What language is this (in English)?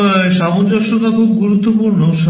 Bangla